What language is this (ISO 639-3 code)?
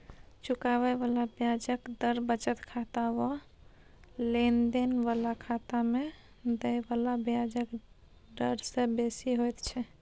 mai